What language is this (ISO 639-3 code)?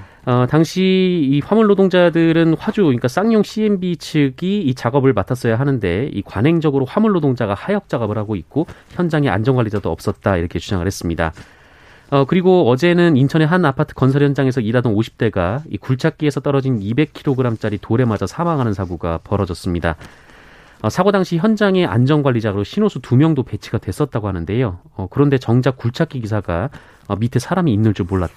kor